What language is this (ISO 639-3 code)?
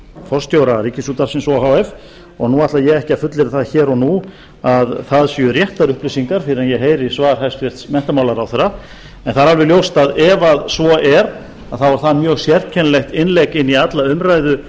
isl